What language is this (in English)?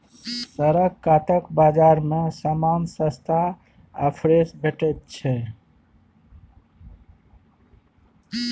Maithili